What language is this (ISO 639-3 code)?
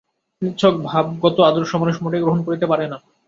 ben